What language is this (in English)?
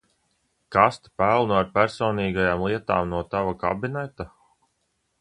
Latvian